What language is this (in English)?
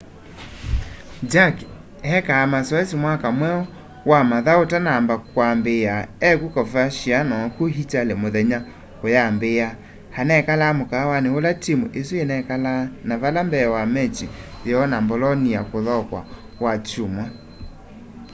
Kamba